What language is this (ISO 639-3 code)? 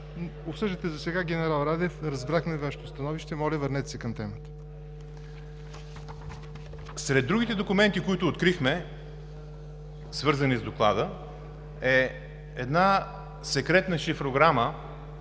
bul